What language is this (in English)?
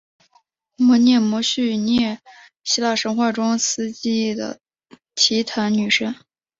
Chinese